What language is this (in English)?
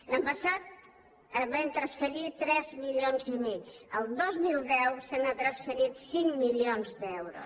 Catalan